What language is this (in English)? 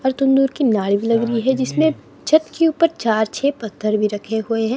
Hindi